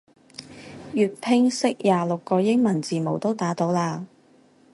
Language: Cantonese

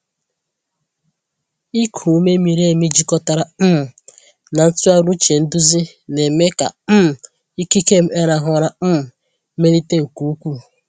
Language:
Igbo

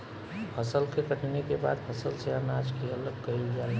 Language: Bhojpuri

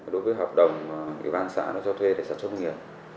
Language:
Vietnamese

